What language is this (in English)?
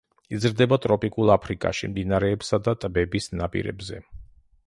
Georgian